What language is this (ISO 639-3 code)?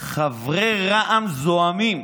heb